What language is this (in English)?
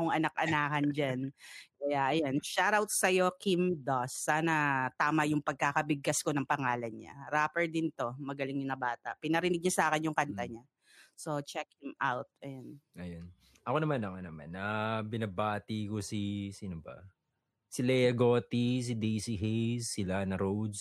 Filipino